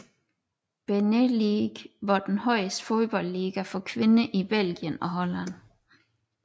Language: Danish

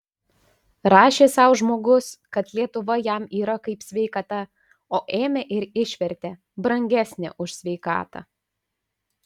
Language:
Lithuanian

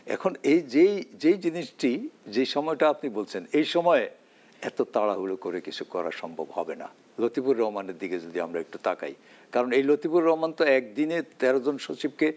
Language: Bangla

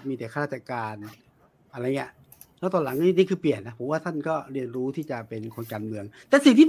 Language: Thai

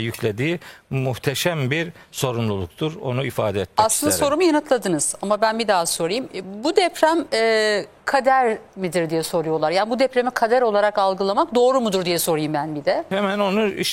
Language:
Turkish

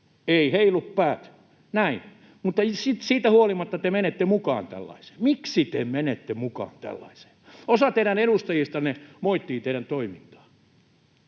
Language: Finnish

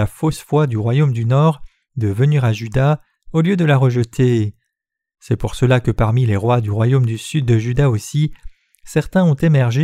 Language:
French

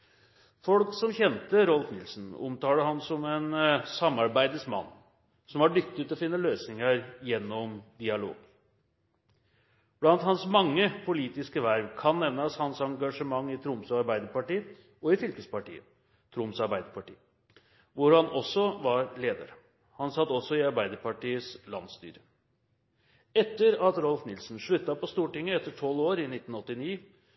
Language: Norwegian Bokmål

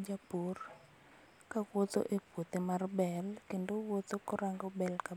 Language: Luo (Kenya and Tanzania)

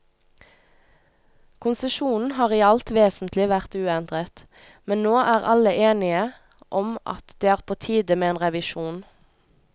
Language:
Norwegian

